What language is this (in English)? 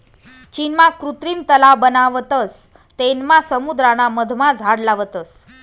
Marathi